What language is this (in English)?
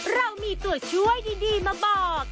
Thai